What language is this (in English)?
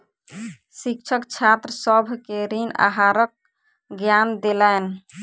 Maithili